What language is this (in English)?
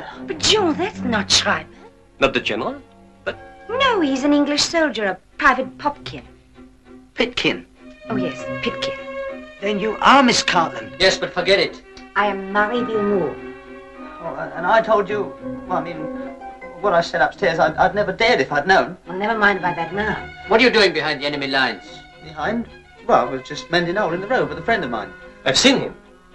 English